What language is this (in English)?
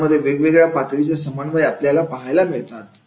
Marathi